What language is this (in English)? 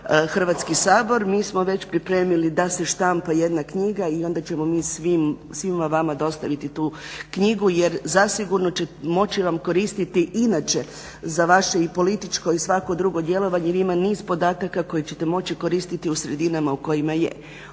Croatian